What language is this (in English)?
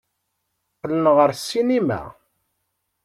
Kabyle